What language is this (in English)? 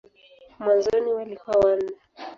Swahili